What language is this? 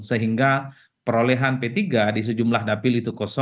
Indonesian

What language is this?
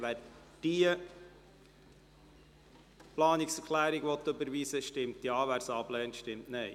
Swiss German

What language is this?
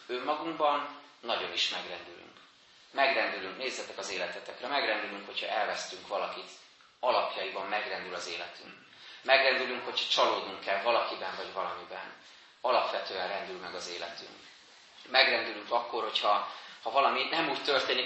Hungarian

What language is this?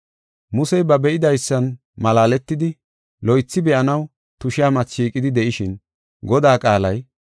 Gofa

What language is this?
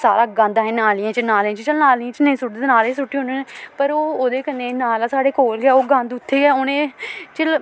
Dogri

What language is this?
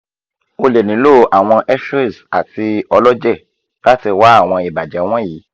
Yoruba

